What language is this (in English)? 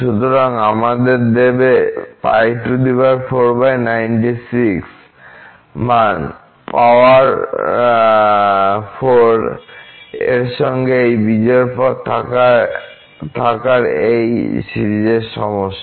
Bangla